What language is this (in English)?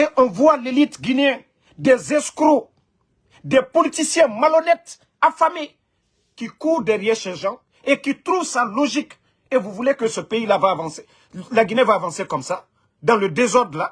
French